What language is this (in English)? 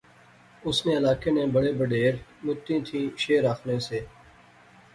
Pahari-Potwari